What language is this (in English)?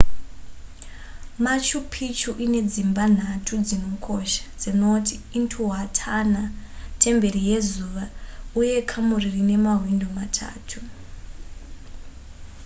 Shona